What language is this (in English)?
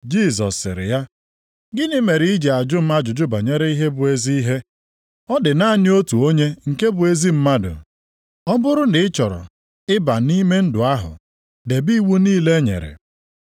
Igbo